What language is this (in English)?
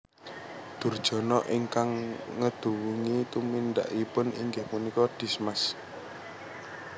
Javanese